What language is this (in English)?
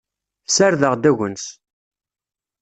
Kabyle